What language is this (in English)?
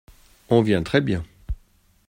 French